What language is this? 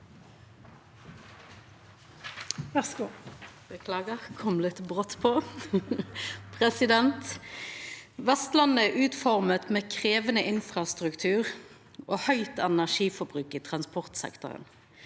Norwegian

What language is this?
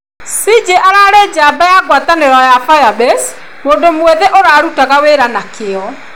Kikuyu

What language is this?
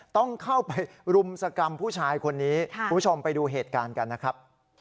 Thai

